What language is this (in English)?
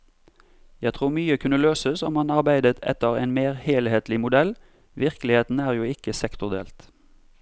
Norwegian